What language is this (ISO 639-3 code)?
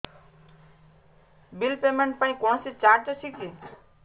ori